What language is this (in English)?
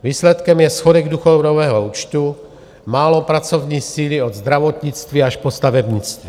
Czech